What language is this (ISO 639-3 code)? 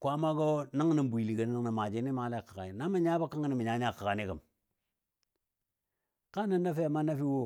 dbd